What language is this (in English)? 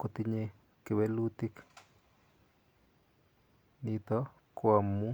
Kalenjin